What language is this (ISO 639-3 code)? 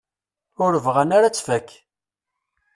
kab